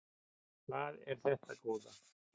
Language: Icelandic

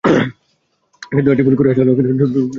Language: Bangla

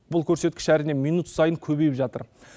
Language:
Kazakh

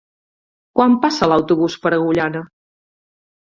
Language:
Catalan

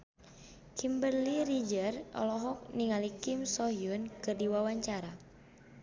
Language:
Sundanese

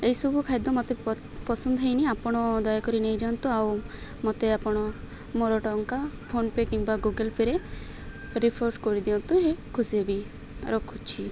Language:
Odia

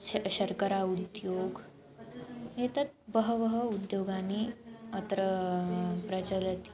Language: Sanskrit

